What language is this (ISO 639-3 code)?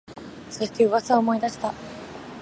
jpn